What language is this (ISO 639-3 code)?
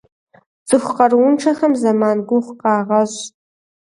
kbd